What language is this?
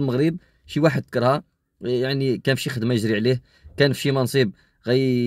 Arabic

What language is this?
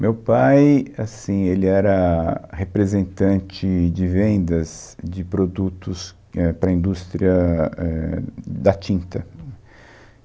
Portuguese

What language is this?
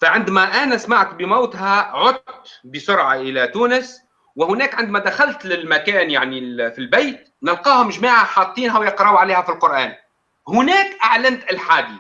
Arabic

